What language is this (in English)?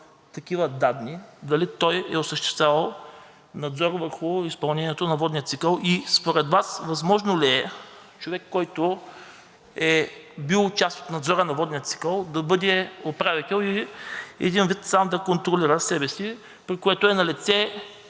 Bulgarian